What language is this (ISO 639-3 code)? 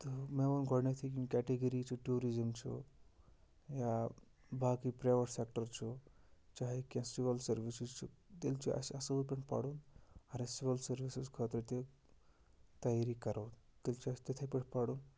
kas